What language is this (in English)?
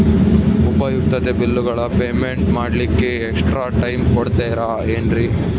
Kannada